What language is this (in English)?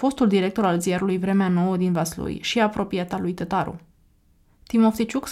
Romanian